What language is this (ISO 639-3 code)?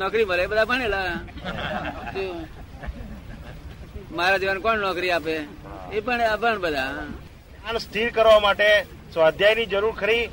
guj